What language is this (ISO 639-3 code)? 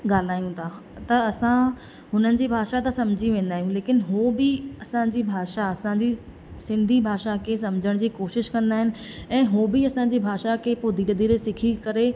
snd